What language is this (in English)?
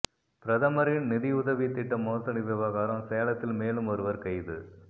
Tamil